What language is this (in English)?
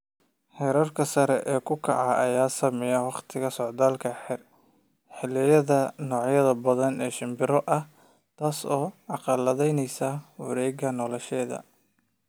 Somali